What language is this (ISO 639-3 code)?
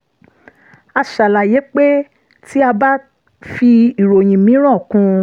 yor